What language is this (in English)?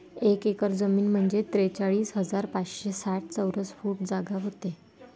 Marathi